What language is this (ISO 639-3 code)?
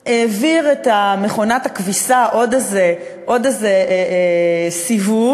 heb